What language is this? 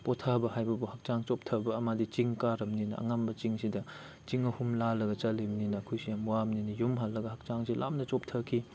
Manipuri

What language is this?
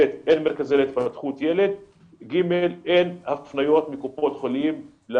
Hebrew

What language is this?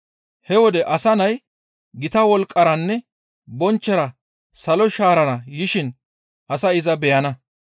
Gamo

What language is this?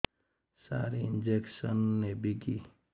Odia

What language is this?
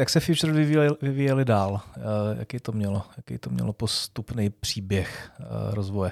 Czech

